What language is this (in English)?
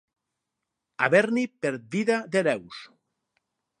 Catalan